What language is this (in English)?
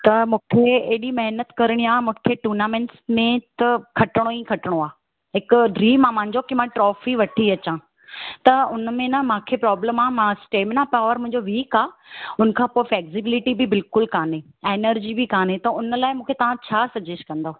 Sindhi